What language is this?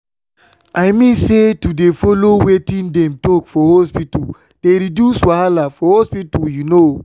Nigerian Pidgin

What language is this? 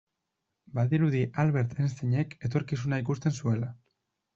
Basque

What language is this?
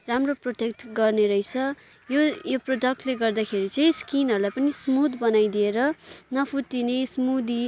Nepali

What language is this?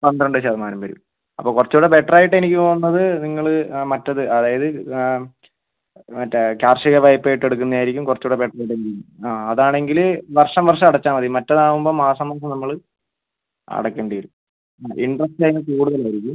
Malayalam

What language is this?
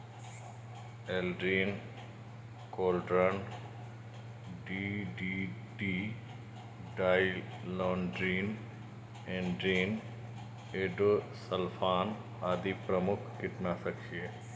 Maithili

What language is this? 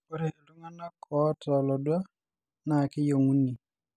Masai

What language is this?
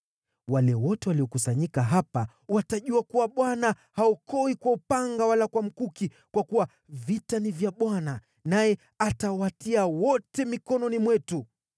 Swahili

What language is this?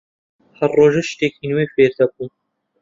Central Kurdish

